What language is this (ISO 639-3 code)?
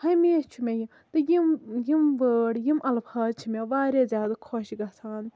kas